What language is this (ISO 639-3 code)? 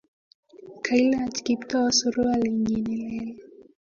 kln